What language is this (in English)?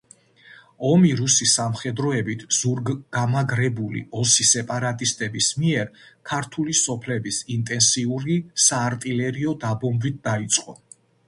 Georgian